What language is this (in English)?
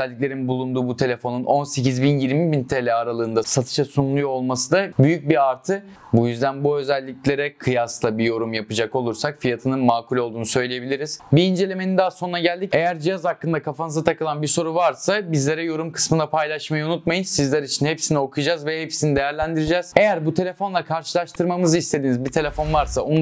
Turkish